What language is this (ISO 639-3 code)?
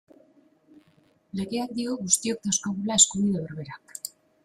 eus